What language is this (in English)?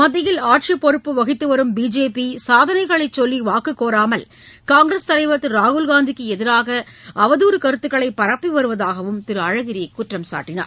Tamil